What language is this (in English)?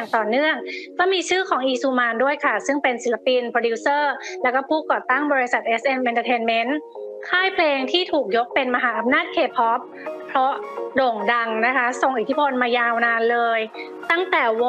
Thai